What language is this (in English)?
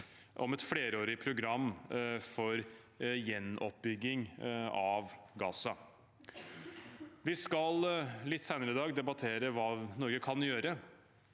Norwegian